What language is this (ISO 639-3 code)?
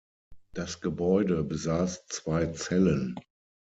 deu